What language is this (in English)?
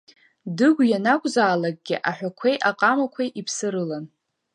Abkhazian